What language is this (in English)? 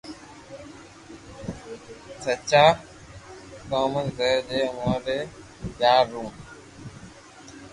Loarki